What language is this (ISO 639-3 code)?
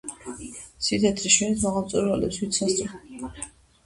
kat